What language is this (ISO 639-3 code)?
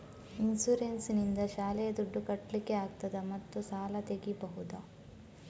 kan